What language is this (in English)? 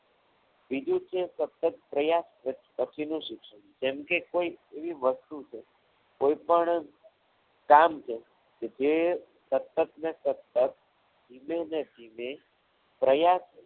Gujarati